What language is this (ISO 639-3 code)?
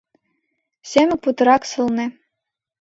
chm